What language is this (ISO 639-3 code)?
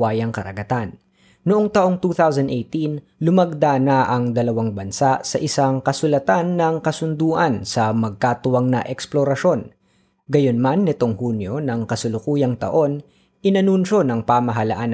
fil